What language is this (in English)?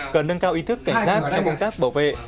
Vietnamese